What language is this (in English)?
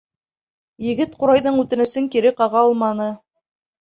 Bashkir